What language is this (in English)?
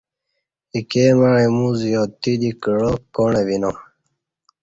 Kati